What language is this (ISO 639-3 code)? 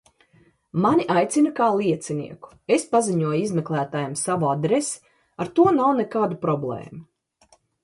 lav